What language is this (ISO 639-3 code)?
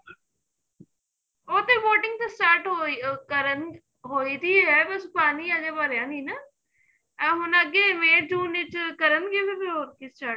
pan